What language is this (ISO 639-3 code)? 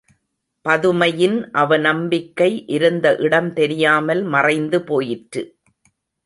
tam